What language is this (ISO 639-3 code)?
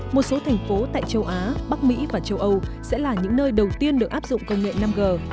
vie